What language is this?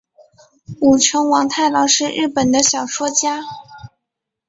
Chinese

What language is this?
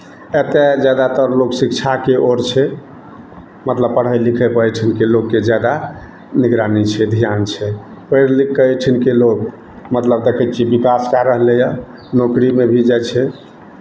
Maithili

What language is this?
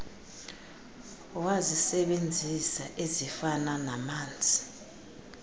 Xhosa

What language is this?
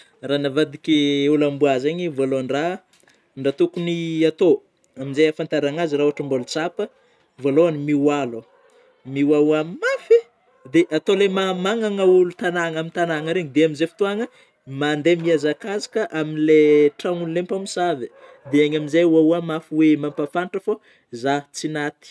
Northern Betsimisaraka Malagasy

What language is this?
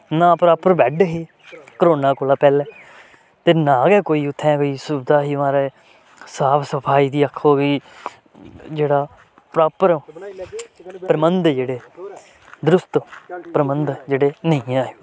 Dogri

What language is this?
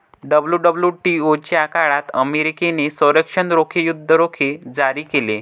Marathi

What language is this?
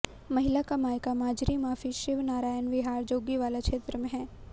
Hindi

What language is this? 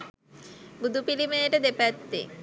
Sinhala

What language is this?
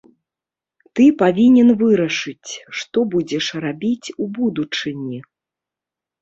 Belarusian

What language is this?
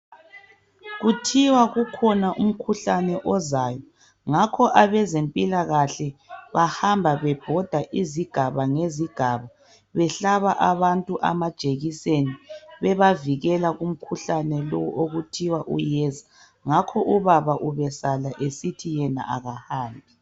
North Ndebele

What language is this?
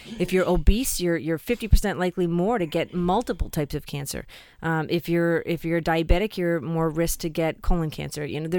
English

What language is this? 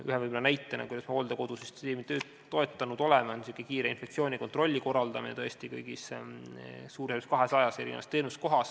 Estonian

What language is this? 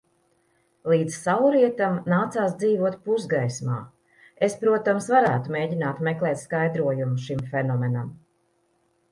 Latvian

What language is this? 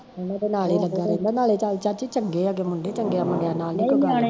Punjabi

